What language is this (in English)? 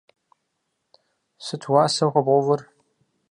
Kabardian